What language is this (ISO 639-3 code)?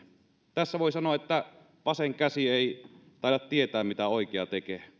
fin